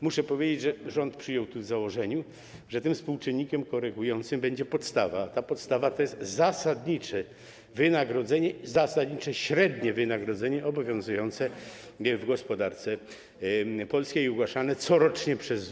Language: Polish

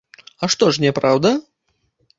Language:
Belarusian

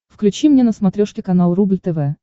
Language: Russian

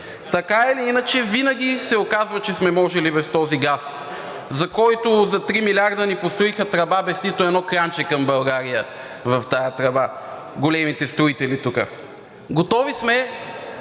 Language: Bulgarian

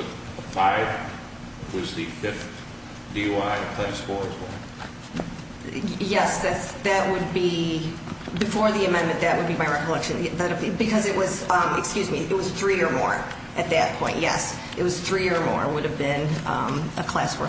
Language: English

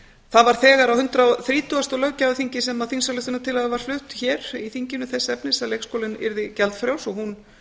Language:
Icelandic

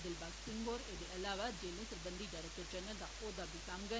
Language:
Dogri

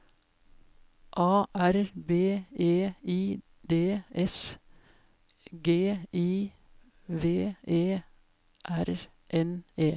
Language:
Norwegian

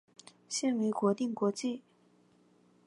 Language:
Chinese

